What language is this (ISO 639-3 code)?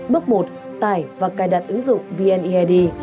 vie